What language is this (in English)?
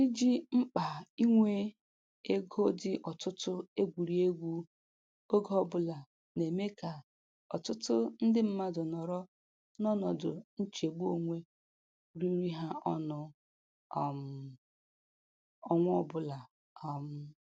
Igbo